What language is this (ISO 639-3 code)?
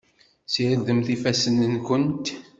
kab